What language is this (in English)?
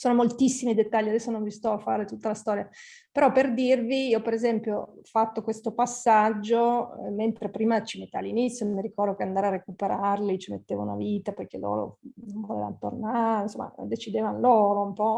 Italian